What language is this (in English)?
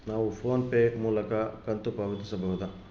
Kannada